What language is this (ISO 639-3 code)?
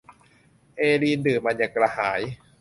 tha